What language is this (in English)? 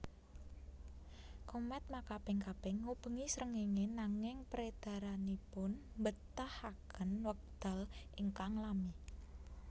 Javanese